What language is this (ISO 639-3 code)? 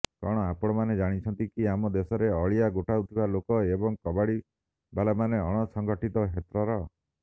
ori